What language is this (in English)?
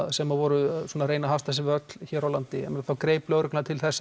Icelandic